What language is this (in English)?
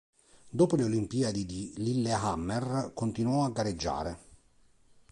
Italian